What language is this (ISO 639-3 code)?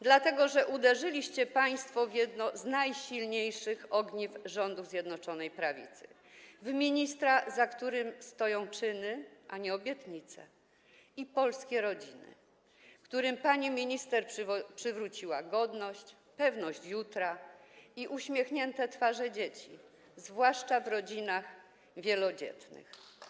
pol